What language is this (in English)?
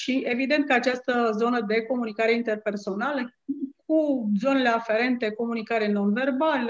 Romanian